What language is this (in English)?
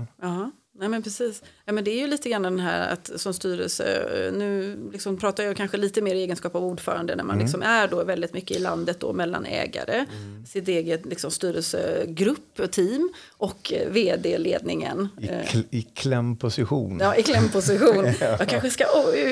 Swedish